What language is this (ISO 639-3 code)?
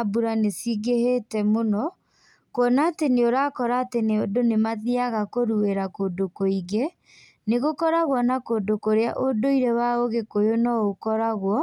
kik